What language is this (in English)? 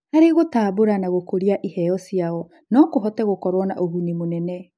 Kikuyu